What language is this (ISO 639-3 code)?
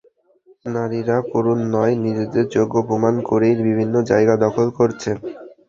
ben